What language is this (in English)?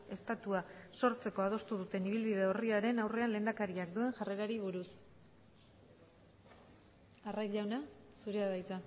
Basque